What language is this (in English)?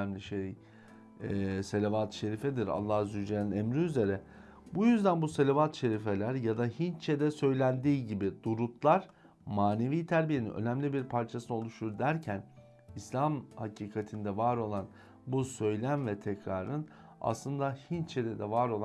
Turkish